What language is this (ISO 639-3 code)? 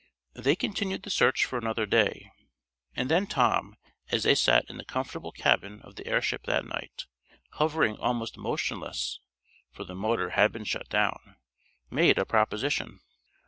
eng